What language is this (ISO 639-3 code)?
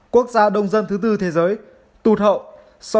vie